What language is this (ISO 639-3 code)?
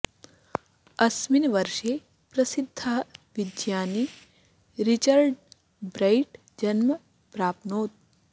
san